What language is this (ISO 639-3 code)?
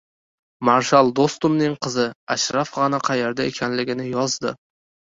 uzb